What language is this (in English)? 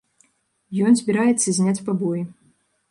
Belarusian